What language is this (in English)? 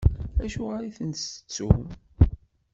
Kabyle